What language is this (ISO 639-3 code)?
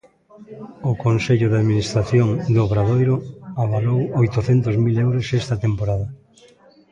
glg